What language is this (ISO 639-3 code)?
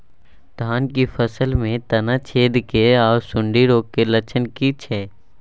mai